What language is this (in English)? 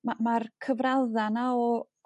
Welsh